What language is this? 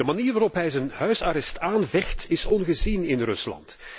Dutch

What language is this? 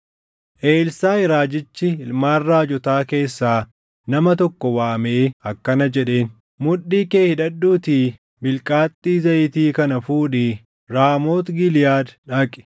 Oromo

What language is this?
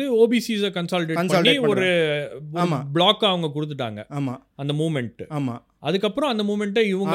Tamil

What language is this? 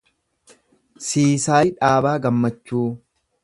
Oromo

